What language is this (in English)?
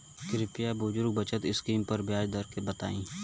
Bhojpuri